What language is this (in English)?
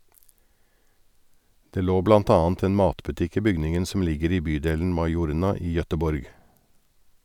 Norwegian